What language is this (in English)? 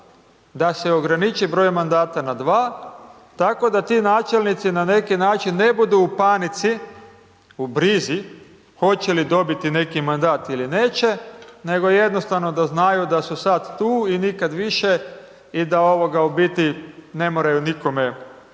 Croatian